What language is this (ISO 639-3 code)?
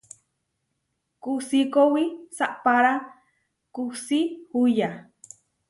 var